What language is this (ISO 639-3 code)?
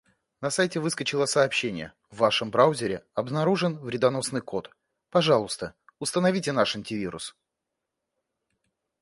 rus